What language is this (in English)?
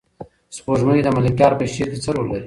Pashto